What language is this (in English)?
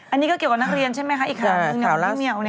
Thai